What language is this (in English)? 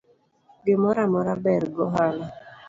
Luo (Kenya and Tanzania)